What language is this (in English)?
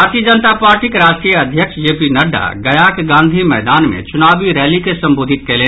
Maithili